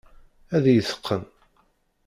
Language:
Kabyle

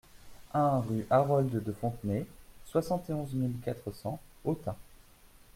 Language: French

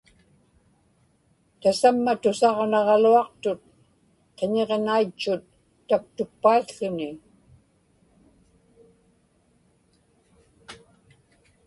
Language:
Inupiaq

